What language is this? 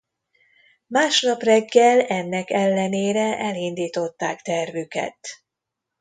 Hungarian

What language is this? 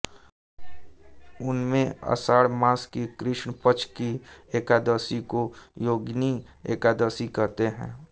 Hindi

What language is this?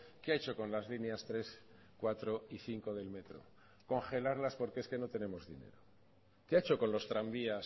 Spanish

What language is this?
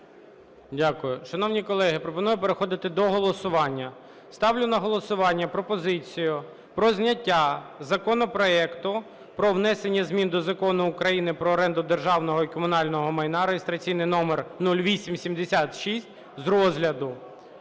Ukrainian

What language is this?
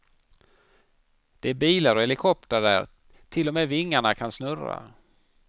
Swedish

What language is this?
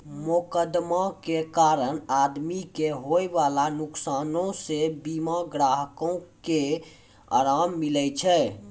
Maithili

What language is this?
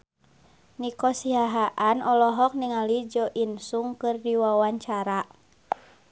Sundanese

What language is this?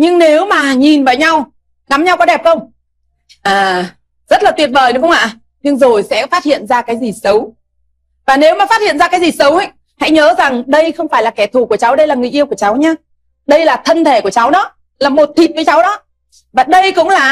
Vietnamese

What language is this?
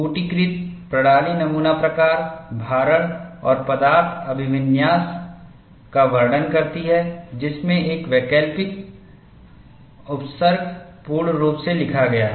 Hindi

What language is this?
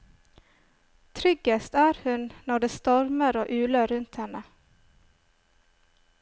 Norwegian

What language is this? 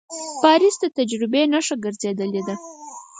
Pashto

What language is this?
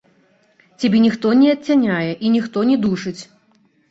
Belarusian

